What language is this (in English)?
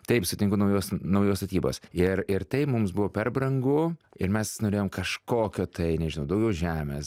Lithuanian